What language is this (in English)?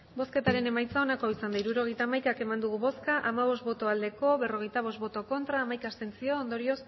Basque